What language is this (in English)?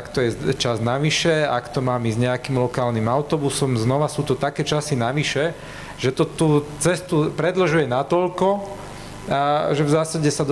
Slovak